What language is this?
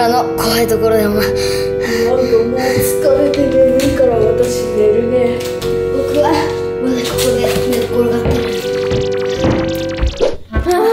Japanese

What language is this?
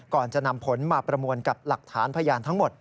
Thai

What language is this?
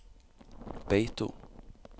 Norwegian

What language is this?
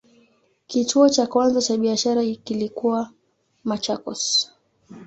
Swahili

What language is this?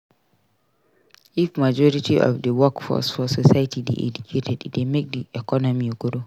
Nigerian Pidgin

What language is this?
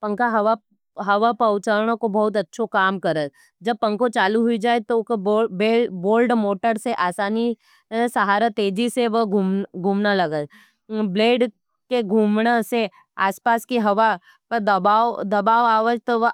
Nimadi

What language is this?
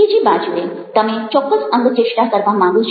Gujarati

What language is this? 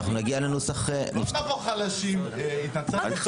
Hebrew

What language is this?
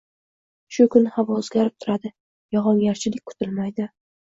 Uzbek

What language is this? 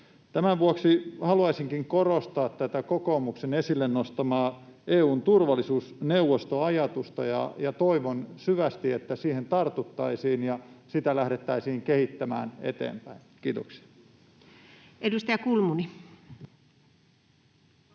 Finnish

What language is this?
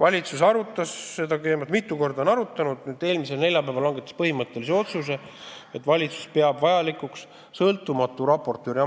Estonian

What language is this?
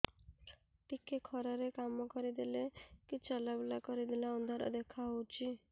Odia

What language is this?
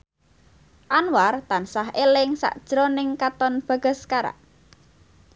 Javanese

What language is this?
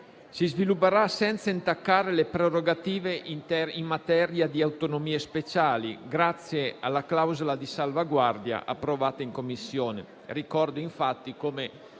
Italian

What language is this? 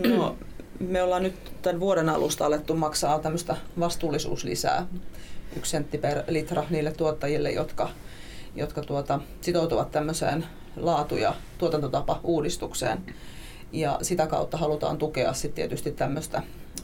Finnish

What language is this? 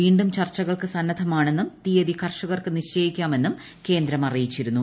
Malayalam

